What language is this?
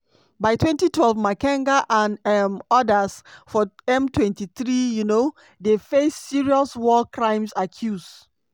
Nigerian Pidgin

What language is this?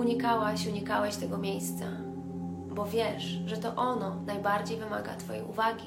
Polish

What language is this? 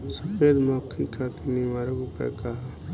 Bhojpuri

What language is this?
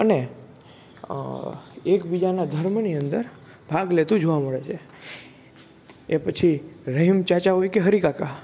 Gujarati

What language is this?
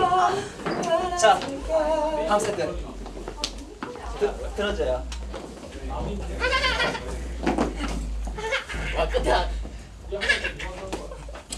Korean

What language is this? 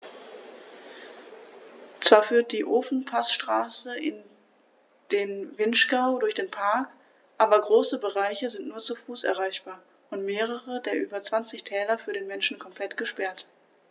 German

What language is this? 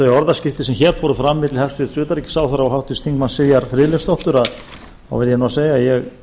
Icelandic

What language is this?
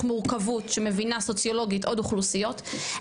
Hebrew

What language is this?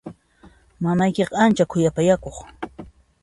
Puno Quechua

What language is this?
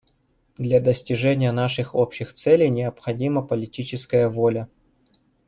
Russian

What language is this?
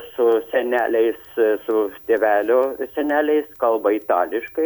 Lithuanian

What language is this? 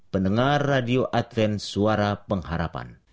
Indonesian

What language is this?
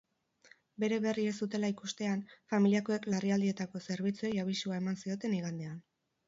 Basque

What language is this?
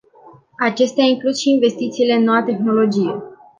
Romanian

